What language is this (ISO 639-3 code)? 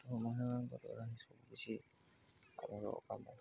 ori